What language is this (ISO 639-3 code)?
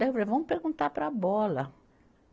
por